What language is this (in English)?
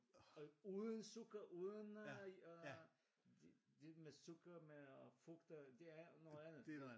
Danish